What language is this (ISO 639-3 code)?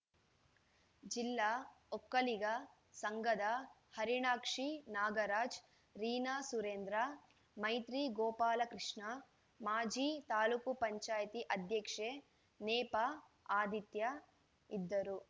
kan